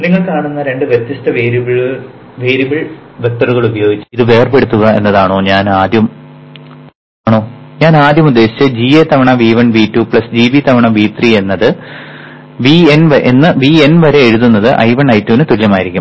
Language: Malayalam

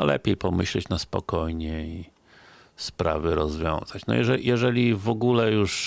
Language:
Polish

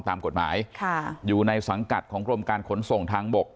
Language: Thai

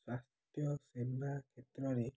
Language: Odia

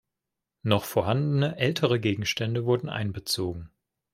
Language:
German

